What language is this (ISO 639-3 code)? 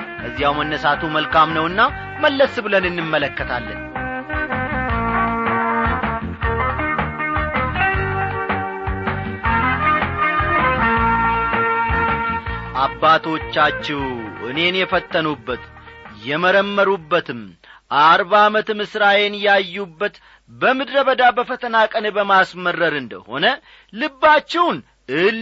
amh